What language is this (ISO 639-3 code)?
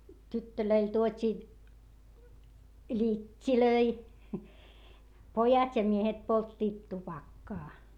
fin